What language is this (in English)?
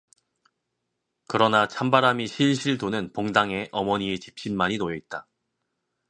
Korean